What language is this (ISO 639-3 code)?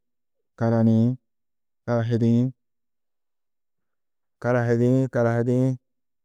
tuq